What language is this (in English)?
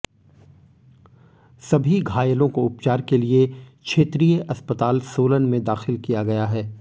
Hindi